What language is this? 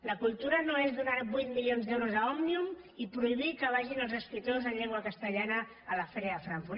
Catalan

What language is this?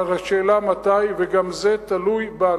Hebrew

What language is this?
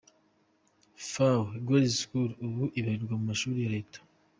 Kinyarwanda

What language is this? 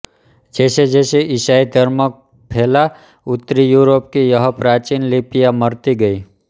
Hindi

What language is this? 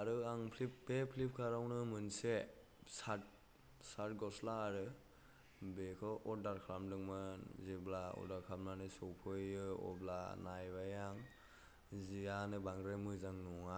Bodo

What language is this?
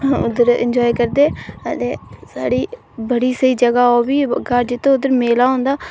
Dogri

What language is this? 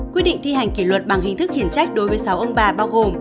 Vietnamese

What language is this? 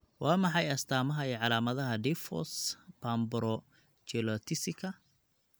Somali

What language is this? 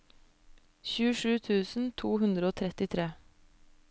Norwegian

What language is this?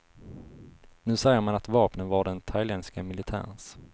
Swedish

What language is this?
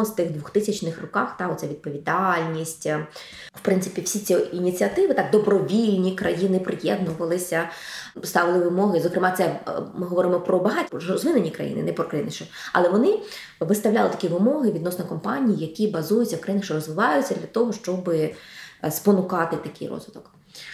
Ukrainian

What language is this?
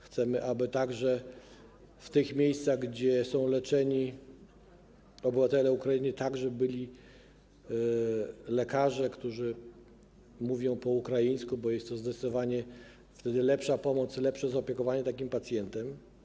Polish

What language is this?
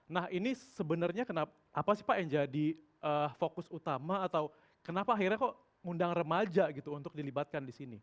Indonesian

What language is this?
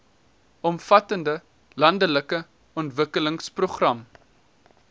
Afrikaans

